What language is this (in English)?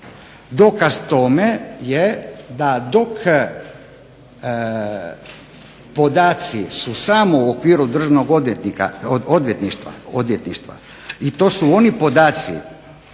Croatian